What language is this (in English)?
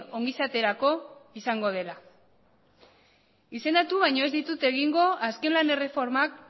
Basque